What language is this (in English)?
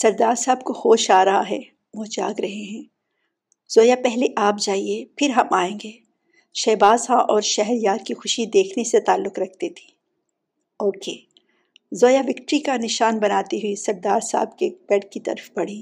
Urdu